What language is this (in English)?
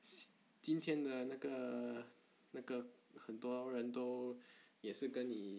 English